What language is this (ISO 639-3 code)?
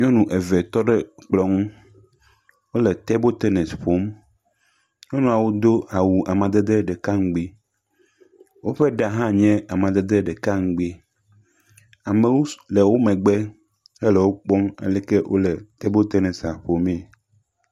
ewe